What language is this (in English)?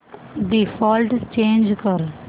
Marathi